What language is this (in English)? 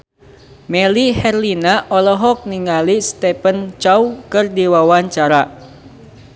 Sundanese